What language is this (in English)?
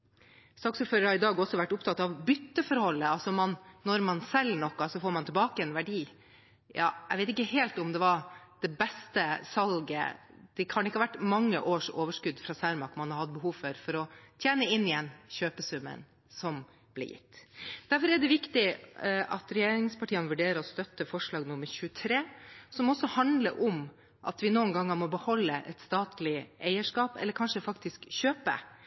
Norwegian Bokmål